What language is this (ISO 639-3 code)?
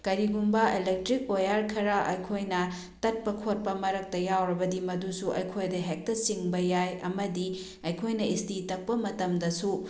mni